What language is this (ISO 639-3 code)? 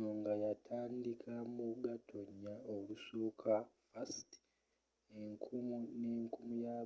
lug